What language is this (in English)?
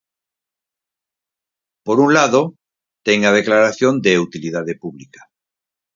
Galician